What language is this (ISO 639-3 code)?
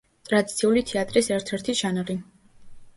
kat